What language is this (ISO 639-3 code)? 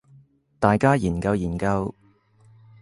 yue